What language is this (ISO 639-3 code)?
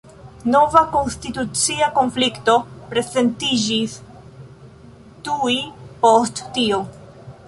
epo